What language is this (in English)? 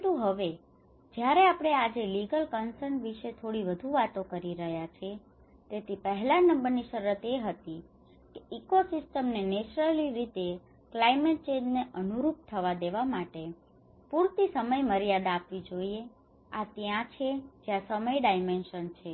Gujarati